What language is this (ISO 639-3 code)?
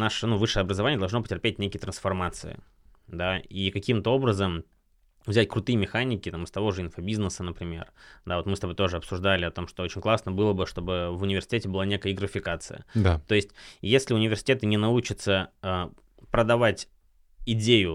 rus